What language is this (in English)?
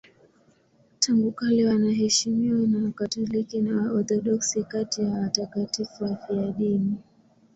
Swahili